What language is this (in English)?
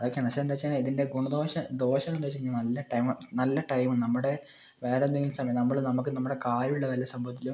Malayalam